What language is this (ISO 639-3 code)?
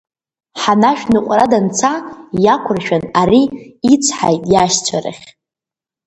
abk